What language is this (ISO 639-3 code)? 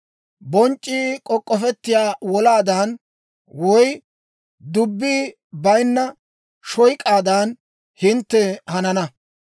dwr